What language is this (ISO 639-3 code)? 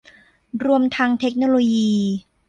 tha